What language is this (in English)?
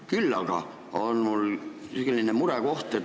Estonian